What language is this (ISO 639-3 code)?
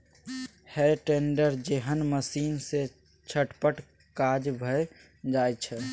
mai